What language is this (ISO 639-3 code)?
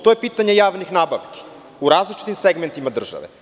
srp